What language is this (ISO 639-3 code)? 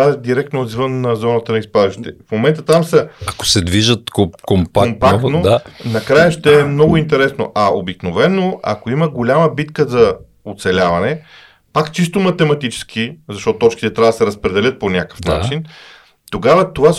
bul